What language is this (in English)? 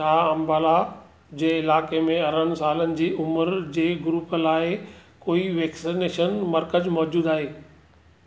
Sindhi